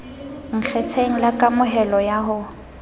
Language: Southern Sotho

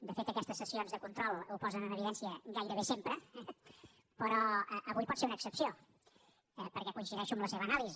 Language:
Catalan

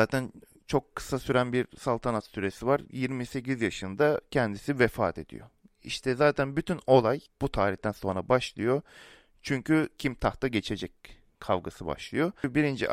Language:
Turkish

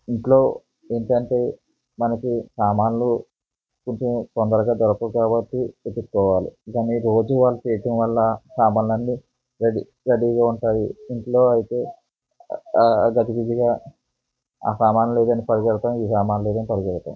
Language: Telugu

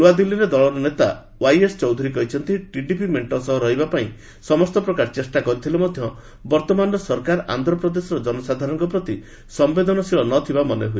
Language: Odia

